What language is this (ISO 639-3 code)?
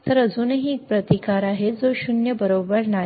mar